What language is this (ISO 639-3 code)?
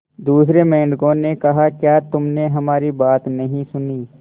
hin